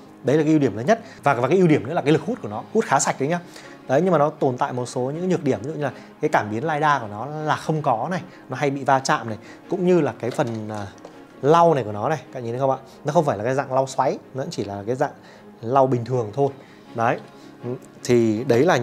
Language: Vietnamese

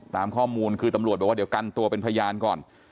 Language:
Thai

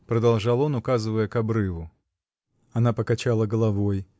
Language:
Russian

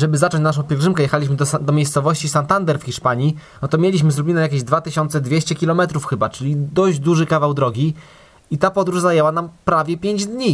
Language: Polish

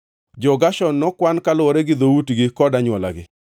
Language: Luo (Kenya and Tanzania)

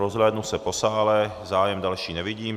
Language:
Czech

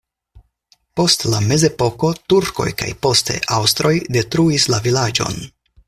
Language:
Esperanto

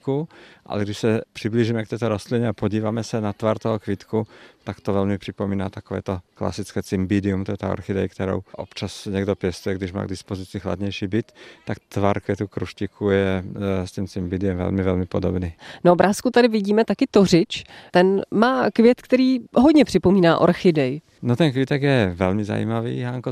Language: Czech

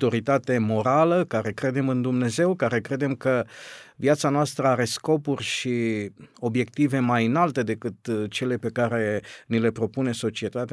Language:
Romanian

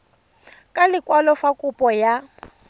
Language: Tswana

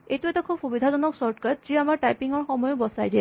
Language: Assamese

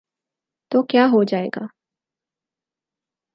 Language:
Urdu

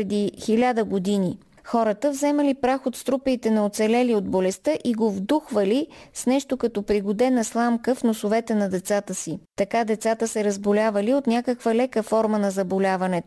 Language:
Bulgarian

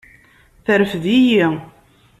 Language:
Kabyle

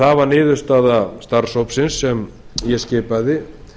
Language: Icelandic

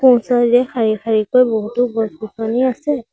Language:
Assamese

